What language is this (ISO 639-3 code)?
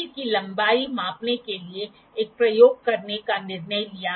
hin